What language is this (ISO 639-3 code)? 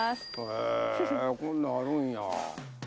jpn